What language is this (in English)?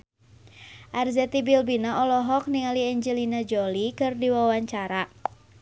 Sundanese